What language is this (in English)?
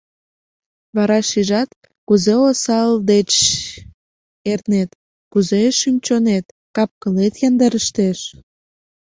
Mari